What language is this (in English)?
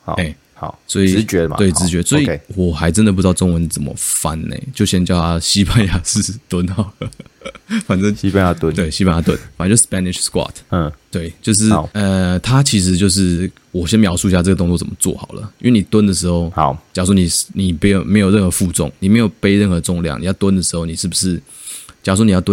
Chinese